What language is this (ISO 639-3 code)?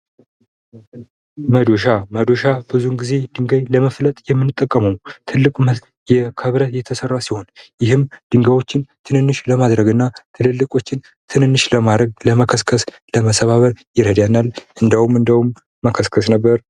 amh